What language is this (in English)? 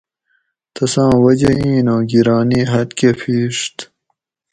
Gawri